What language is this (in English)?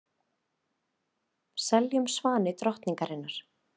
Icelandic